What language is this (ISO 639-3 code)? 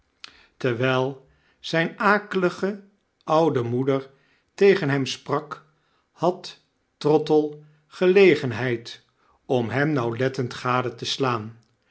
nld